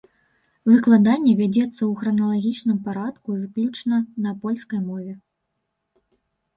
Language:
Belarusian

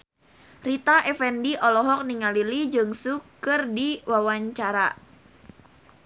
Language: Sundanese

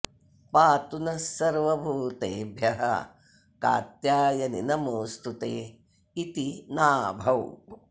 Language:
Sanskrit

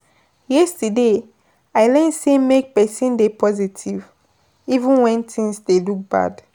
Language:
Nigerian Pidgin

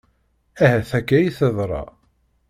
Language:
Kabyle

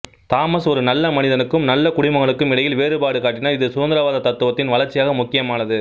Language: Tamil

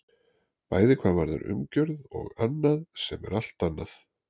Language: Icelandic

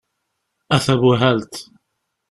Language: Kabyle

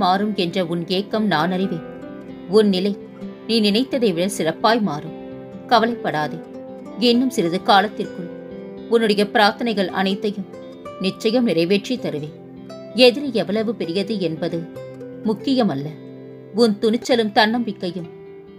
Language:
Tamil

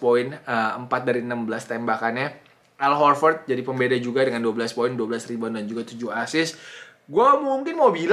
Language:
Indonesian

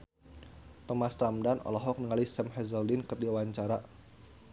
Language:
Sundanese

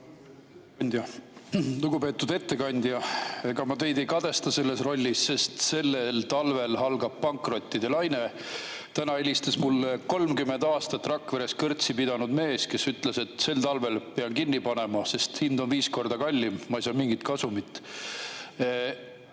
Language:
Estonian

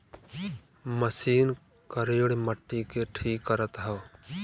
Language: Bhojpuri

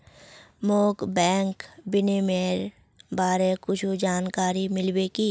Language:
Magahi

